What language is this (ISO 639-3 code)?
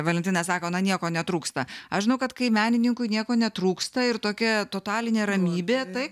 lit